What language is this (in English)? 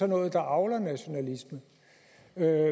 Danish